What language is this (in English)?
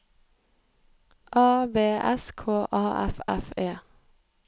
Norwegian